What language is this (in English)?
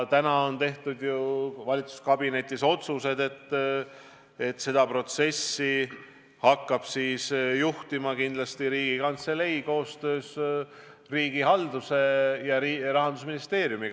Estonian